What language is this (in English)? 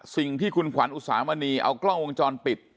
Thai